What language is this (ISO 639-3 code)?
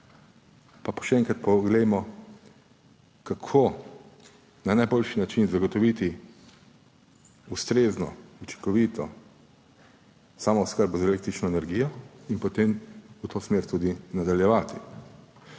slv